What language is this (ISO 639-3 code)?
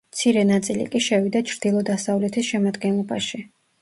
kat